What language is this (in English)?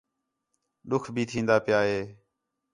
Khetrani